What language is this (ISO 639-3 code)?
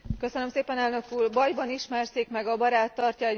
hun